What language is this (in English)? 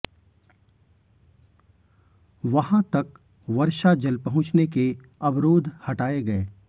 Hindi